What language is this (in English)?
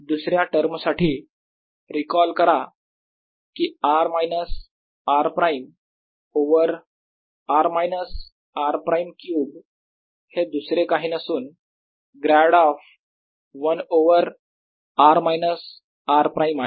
Marathi